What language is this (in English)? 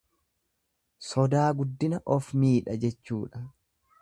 Oromo